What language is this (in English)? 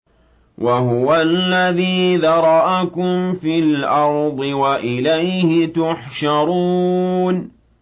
Arabic